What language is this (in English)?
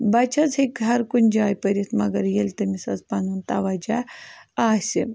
Kashmiri